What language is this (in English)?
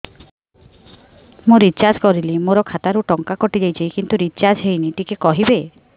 Odia